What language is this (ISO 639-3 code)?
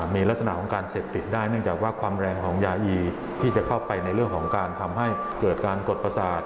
tha